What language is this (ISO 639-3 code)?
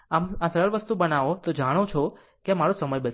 guj